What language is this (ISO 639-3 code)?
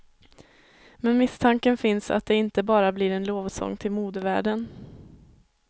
swe